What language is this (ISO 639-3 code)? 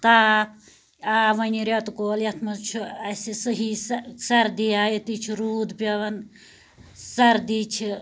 kas